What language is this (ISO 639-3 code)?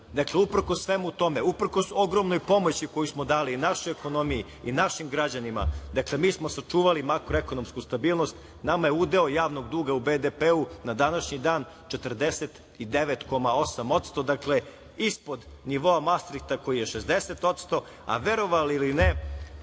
srp